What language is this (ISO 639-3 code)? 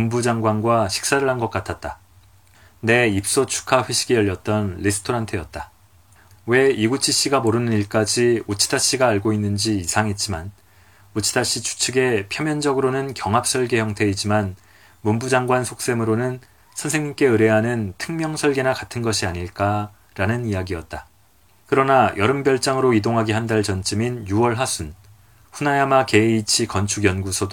kor